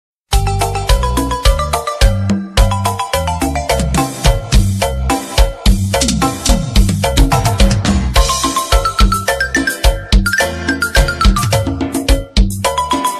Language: Indonesian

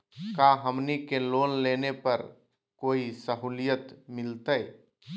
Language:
Magahi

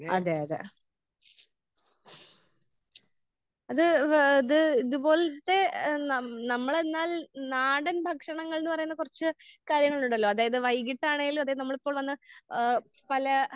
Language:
Malayalam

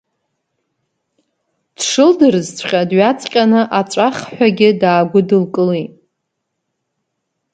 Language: Abkhazian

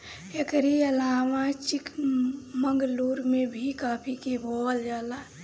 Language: Bhojpuri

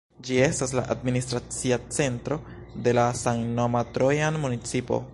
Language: Esperanto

